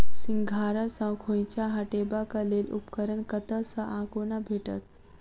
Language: Maithili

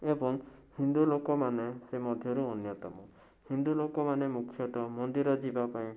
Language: Odia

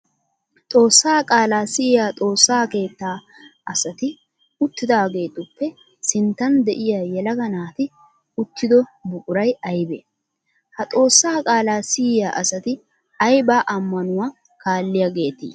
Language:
Wolaytta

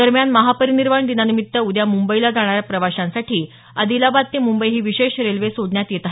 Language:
Marathi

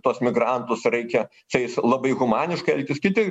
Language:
Lithuanian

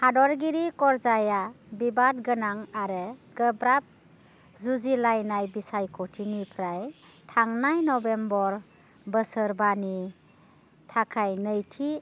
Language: Bodo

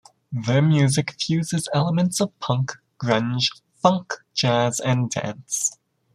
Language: English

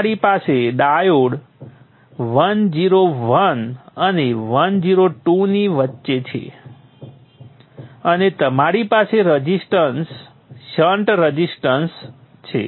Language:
Gujarati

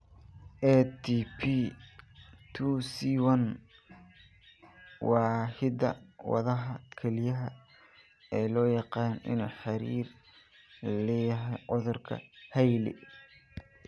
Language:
Somali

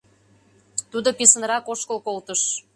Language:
Mari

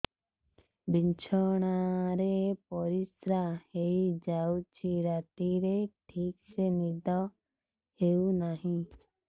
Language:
Odia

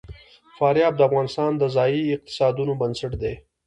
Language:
Pashto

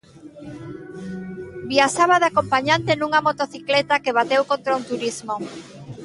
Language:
Galician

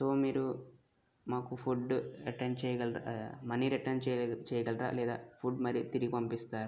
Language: Telugu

